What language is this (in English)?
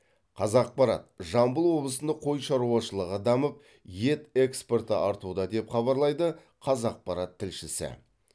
Kazakh